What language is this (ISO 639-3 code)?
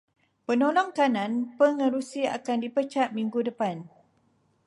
msa